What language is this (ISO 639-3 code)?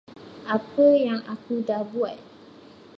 msa